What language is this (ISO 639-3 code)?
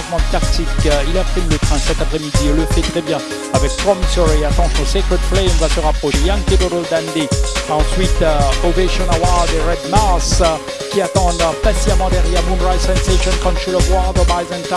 fra